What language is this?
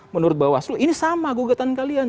Indonesian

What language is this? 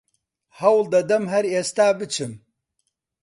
Central Kurdish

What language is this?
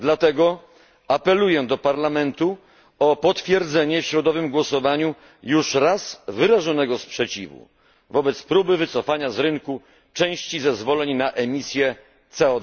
Polish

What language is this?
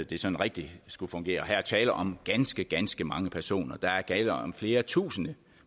Danish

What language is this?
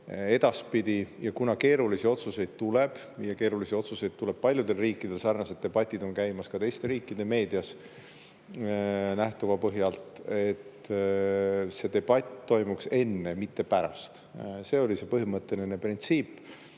Estonian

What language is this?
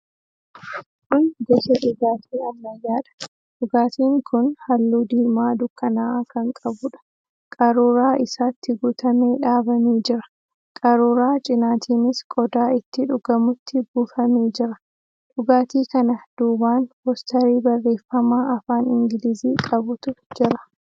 Oromo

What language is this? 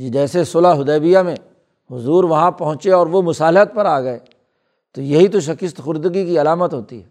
Urdu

